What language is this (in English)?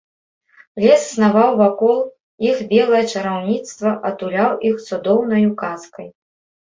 Belarusian